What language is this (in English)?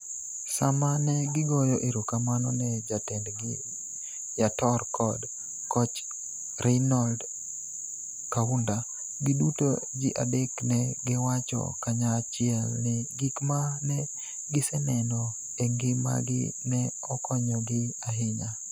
Luo (Kenya and Tanzania)